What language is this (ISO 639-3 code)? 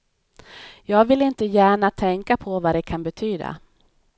swe